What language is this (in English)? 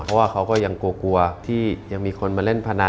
Thai